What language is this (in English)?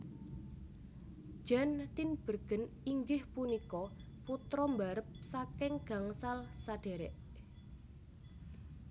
Javanese